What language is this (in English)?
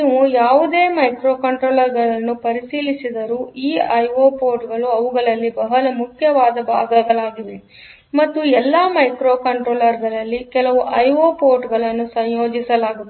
Kannada